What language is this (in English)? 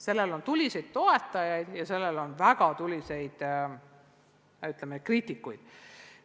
Estonian